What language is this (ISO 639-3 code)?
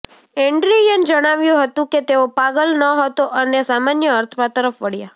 guj